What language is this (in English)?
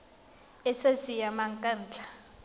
Tswana